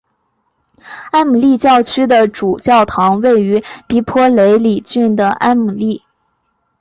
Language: Chinese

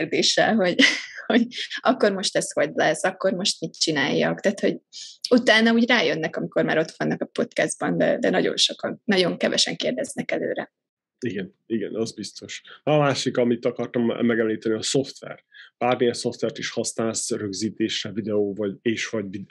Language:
Hungarian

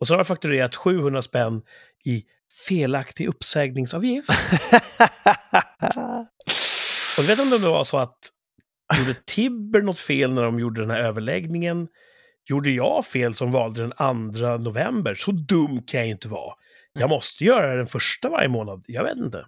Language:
Swedish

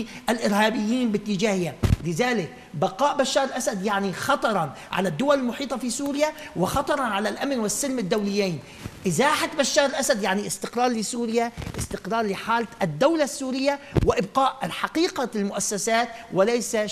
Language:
Arabic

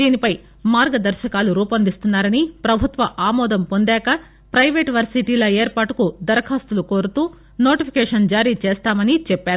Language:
Telugu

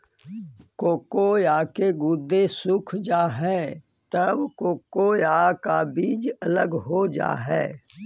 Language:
Magahi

